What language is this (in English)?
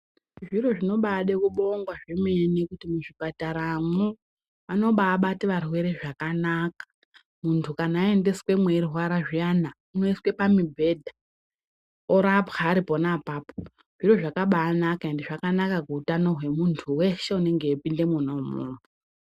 Ndau